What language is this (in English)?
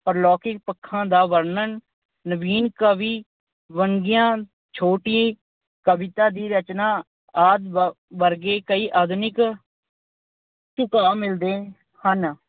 Punjabi